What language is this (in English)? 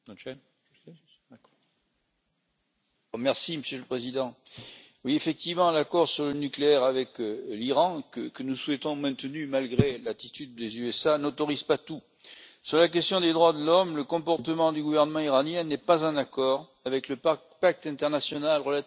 French